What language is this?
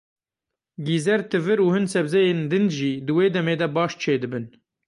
Kurdish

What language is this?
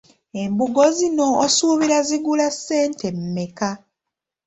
Ganda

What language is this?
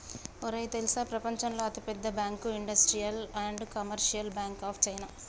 Telugu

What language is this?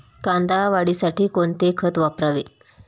Marathi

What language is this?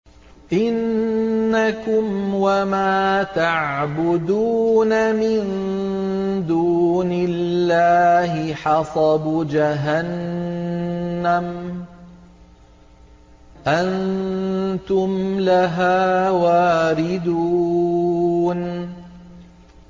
Arabic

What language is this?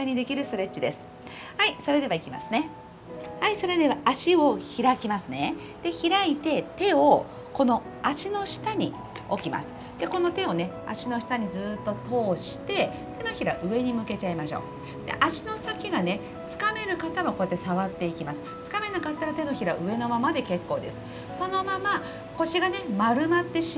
Japanese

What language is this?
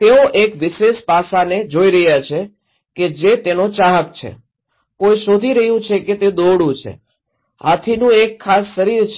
Gujarati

